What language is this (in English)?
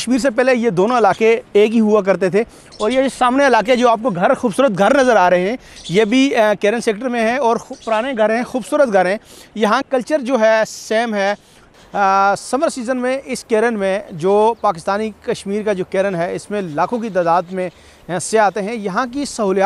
Hindi